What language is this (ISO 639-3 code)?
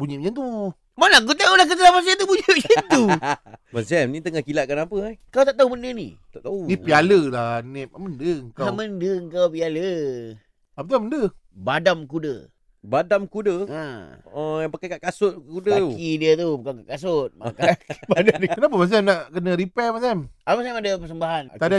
msa